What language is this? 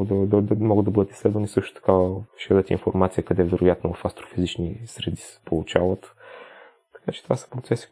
Bulgarian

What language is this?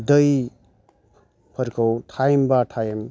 Bodo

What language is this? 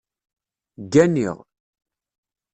Kabyle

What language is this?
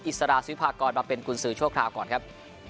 Thai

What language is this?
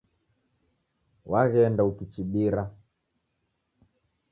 Taita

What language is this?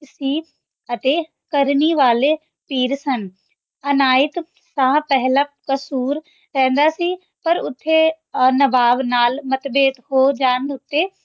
Punjabi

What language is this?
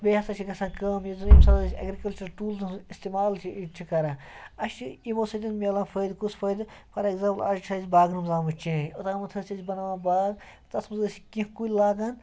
Kashmiri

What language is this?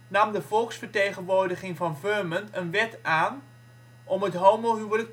Dutch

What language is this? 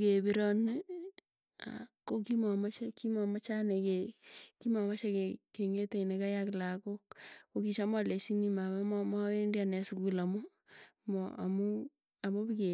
Tugen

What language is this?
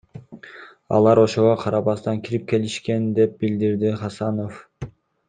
Kyrgyz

